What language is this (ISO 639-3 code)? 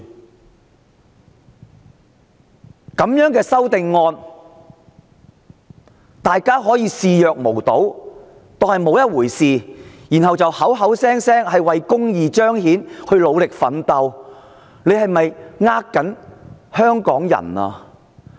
yue